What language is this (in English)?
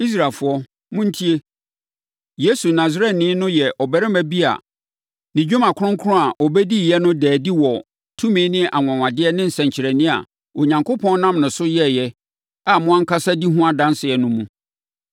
Akan